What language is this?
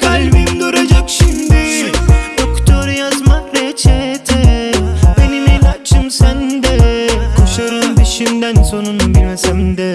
Turkish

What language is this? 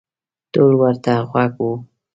Pashto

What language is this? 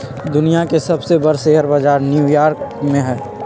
Magahi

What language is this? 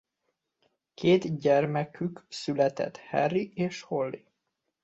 Hungarian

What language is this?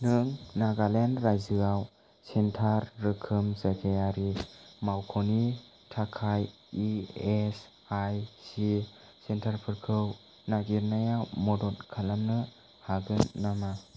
Bodo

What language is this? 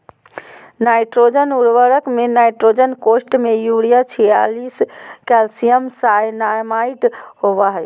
Magahi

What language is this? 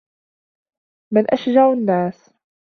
Arabic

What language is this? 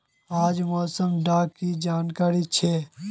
Magahi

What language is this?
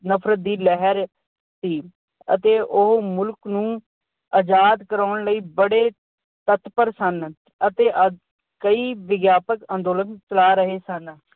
Punjabi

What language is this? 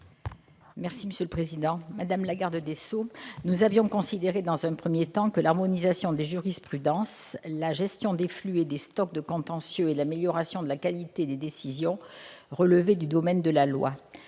French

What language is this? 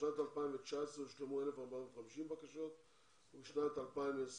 Hebrew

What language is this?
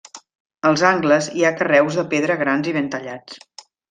Catalan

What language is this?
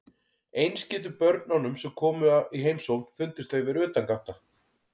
Icelandic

